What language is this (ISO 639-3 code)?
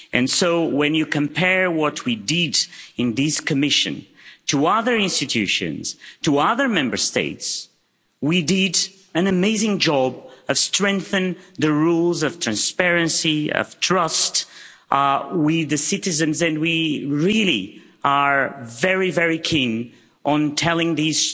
eng